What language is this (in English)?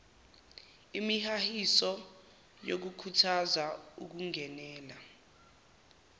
Zulu